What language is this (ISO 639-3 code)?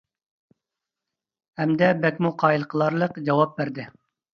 uig